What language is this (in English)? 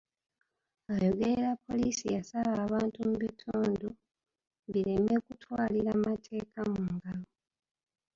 Ganda